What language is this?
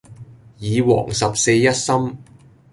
Cantonese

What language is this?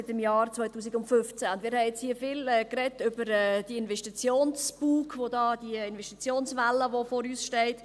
Swiss German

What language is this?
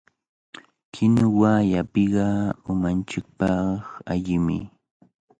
Cajatambo North Lima Quechua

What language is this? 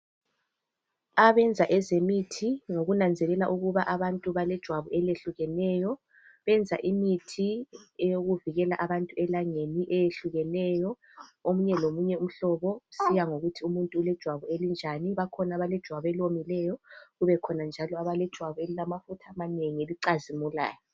North Ndebele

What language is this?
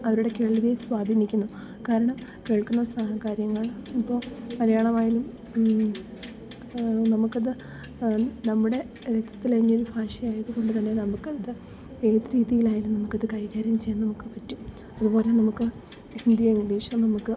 Malayalam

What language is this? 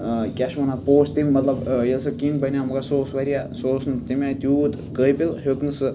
Kashmiri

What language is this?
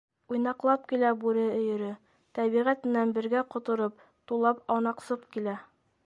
Bashkir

